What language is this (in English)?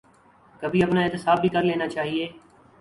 Urdu